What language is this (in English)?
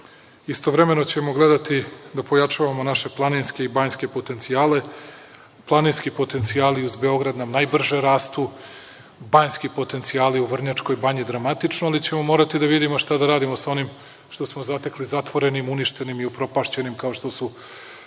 Serbian